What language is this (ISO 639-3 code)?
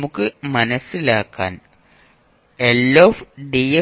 mal